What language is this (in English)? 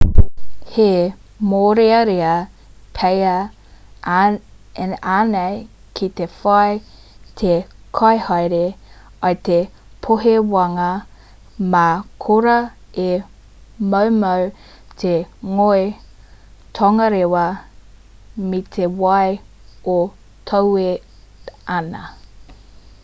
Māori